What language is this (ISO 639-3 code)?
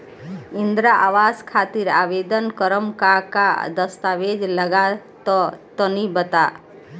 bho